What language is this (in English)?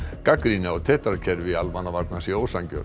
Icelandic